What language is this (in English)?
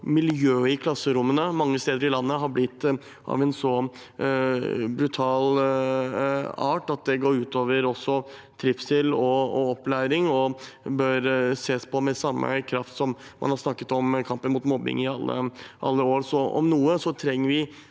Norwegian